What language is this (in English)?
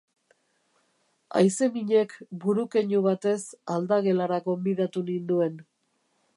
Basque